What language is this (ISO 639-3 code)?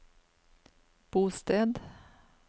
nor